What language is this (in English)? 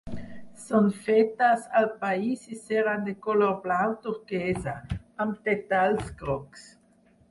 Catalan